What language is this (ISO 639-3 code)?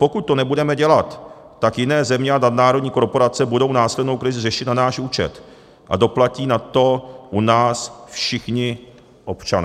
ces